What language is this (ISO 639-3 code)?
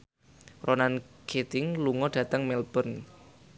jav